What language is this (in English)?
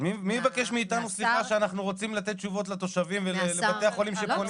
Hebrew